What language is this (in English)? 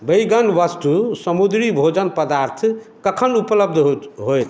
Maithili